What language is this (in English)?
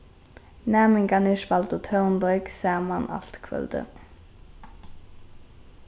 Faroese